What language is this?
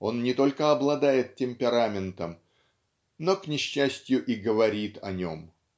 Russian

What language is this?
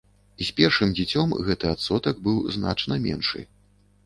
Belarusian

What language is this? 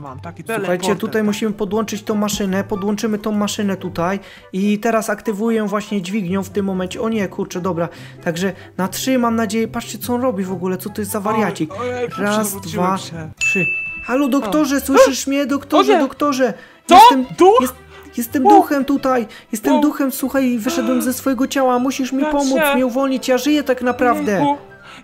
Polish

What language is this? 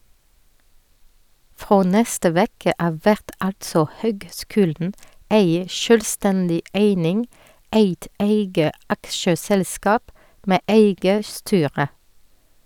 Norwegian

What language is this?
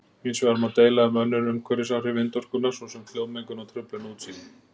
Icelandic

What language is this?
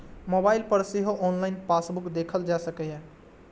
Maithili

